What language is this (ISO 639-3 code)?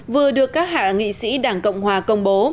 vie